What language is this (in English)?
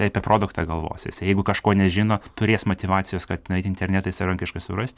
Lithuanian